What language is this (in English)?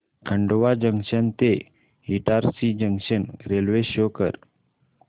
Marathi